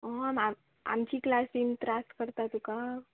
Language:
Konkani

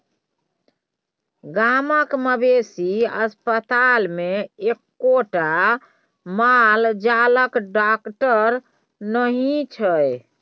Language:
Maithili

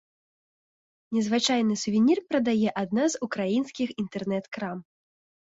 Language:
Belarusian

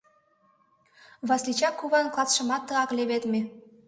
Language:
Mari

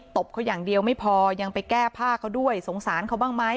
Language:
Thai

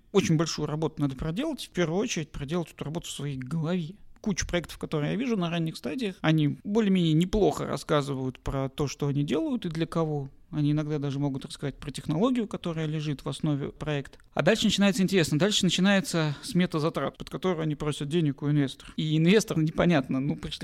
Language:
Russian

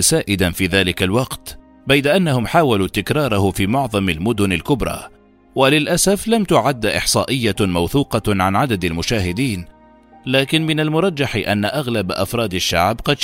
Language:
Arabic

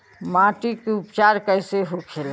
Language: Bhojpuri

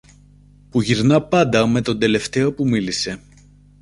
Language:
Greek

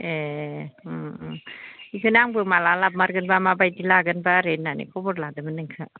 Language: Bodo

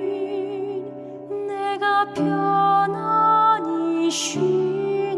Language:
Korean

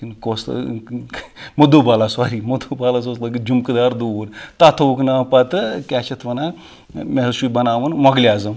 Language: Kashmiri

